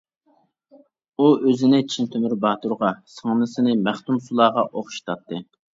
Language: Uyghur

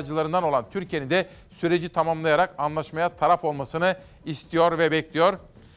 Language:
Turkish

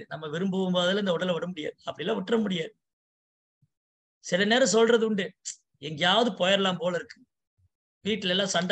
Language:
Indonesian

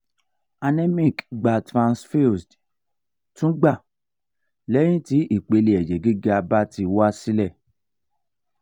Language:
Yoruba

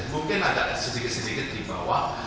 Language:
Indonesian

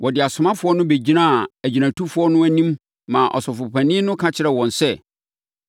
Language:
Akan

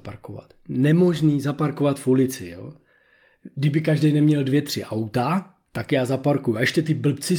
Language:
Czech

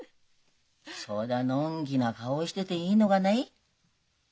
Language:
Japanese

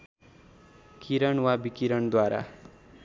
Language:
Nepali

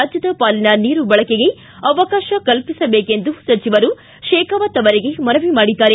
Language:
Kannada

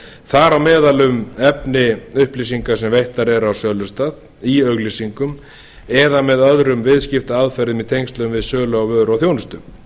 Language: Icelandic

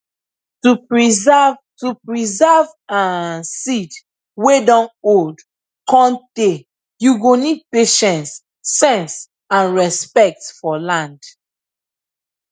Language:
Nigerian Pidgin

